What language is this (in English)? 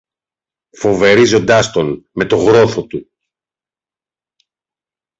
Greek